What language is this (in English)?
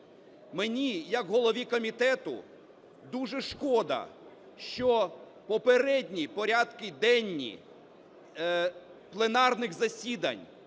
Ukrainian